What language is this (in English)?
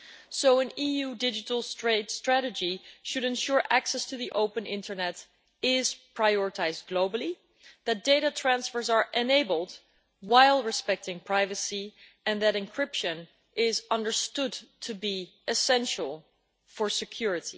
English